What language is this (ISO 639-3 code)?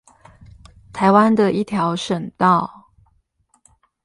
zho